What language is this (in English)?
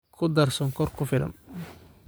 Somali